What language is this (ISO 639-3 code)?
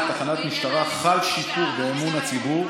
heb